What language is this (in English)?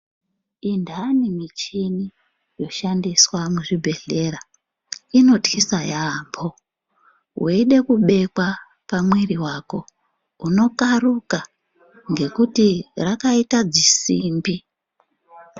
Ndau